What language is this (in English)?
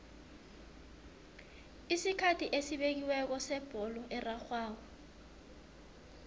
South Ndebele